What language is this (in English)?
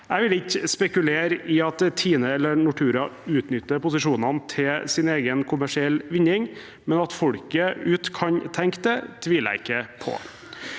Norwegian